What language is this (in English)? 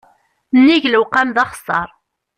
Kabyle